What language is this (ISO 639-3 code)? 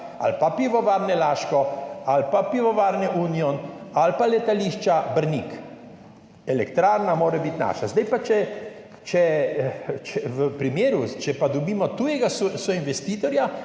slv